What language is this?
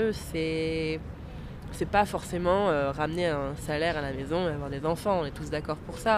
French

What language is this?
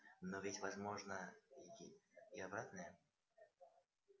Russian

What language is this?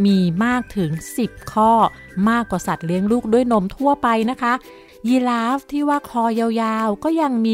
Thai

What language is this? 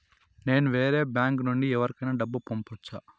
Telugu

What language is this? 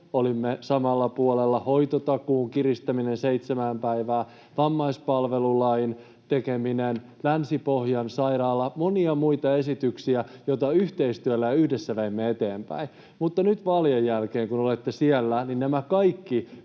Finnish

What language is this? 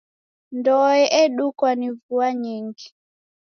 Taita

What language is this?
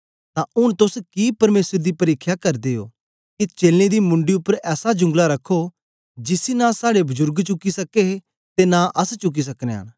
Dogri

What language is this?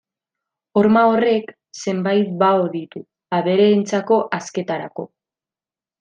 Basque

